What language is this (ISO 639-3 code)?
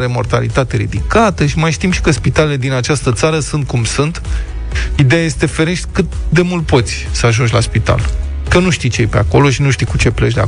ron